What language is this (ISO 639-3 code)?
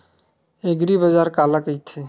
hne